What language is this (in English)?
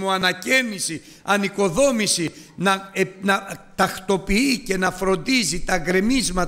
Greek